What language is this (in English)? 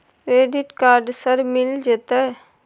Maithili